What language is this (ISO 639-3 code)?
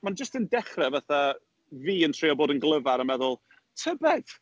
cym